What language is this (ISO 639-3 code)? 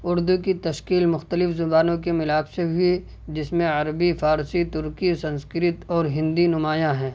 urd